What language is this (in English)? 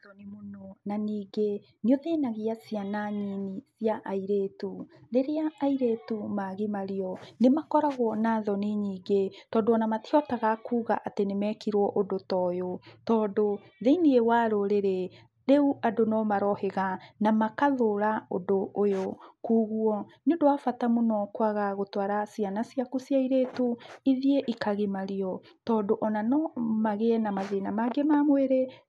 Kikuyu